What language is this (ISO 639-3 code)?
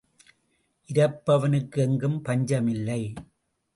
tam